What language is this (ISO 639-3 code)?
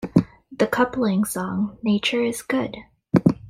eng